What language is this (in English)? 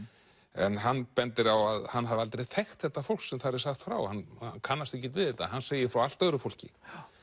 Icelandic